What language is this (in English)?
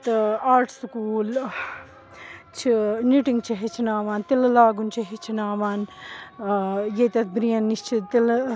Kashmiri